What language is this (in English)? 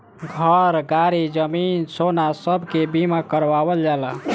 Bhojpuri